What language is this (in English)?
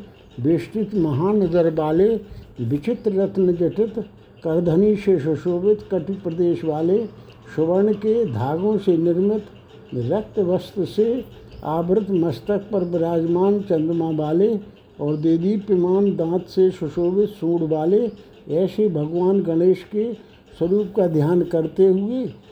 Hindi